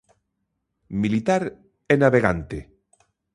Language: Galician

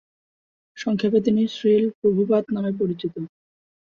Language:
Bangla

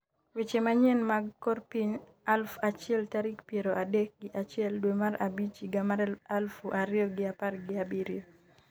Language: Luo (Kenya and Tanzania)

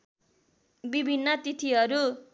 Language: Nepali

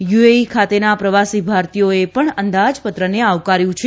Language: Gujarati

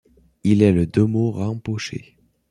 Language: French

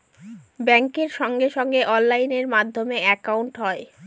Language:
Bangla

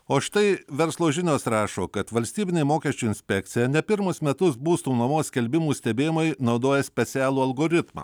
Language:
Lithuanian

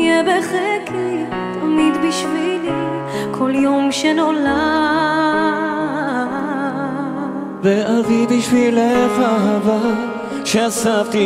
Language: Hebrew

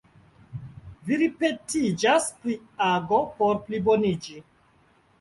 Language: Esperanto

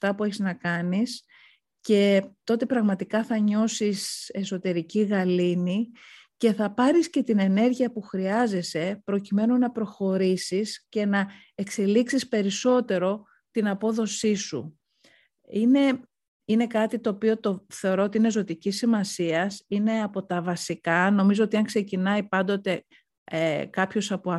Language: Greek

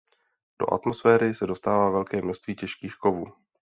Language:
Czech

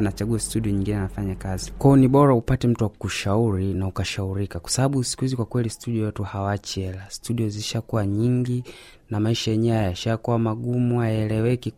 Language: Swahili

